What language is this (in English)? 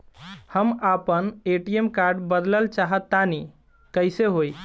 Bhojpuri